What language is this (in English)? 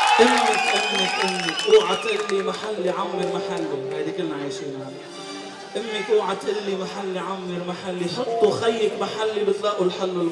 Arabic